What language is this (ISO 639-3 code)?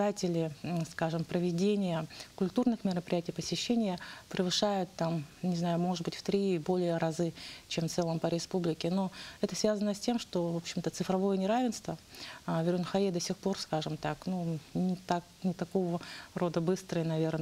rus